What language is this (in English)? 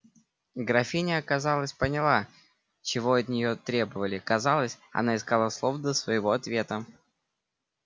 Russian